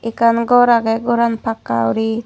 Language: Chakma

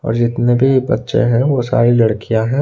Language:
Hindi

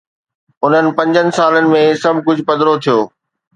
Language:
Sindhi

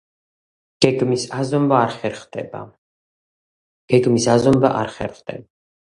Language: Georgian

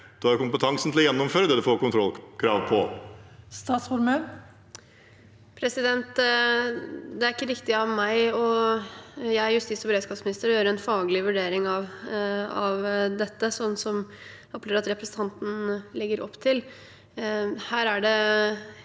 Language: Norwegian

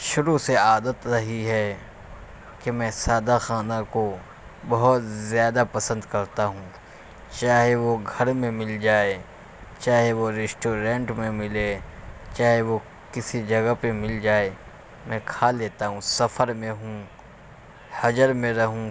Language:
Urdu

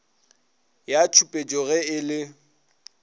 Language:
Northern Sotho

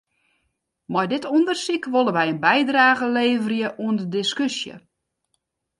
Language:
Western Frisian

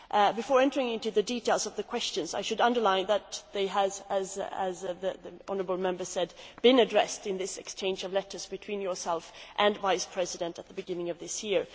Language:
English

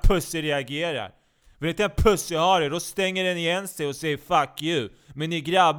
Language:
Swedish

